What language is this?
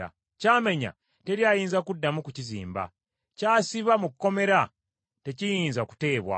Ganda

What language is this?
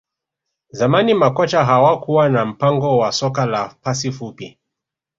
Swahili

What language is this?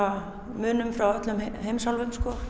Icelandic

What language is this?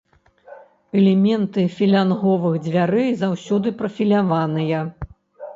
Belarusian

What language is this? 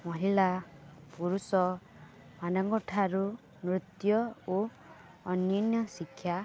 Odia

